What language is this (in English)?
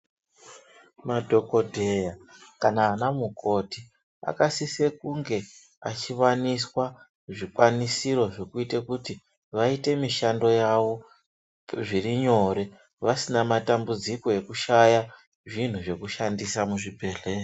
Ndau